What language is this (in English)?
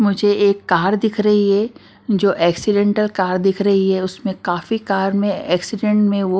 Hindi